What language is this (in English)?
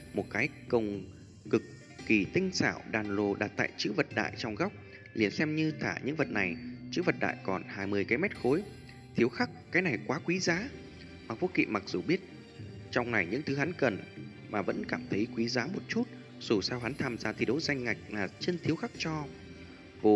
Vietnamese